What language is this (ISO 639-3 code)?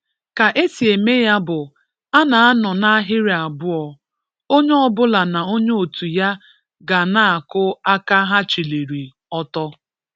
ibo